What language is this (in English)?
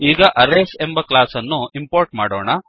Kannada